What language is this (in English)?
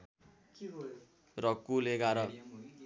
Nepali